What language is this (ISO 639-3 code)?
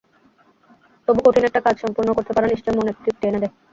ben